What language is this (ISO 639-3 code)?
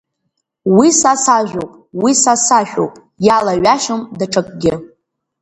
abk